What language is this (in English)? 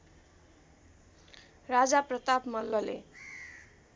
Nepali